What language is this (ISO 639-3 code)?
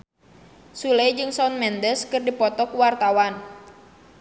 sun